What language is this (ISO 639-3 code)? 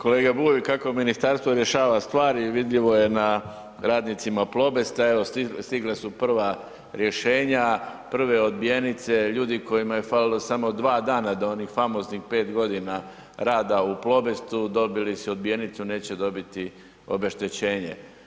hrv